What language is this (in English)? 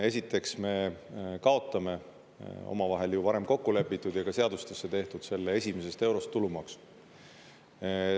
Estonian